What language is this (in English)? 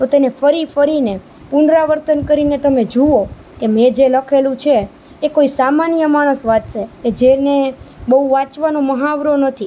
Gujarati